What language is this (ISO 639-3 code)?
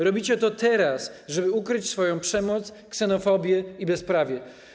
pol